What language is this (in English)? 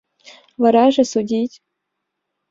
Mari